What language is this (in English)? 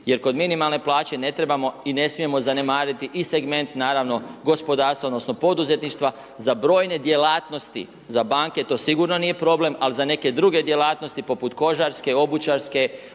Croatian